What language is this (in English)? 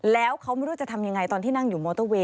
Thai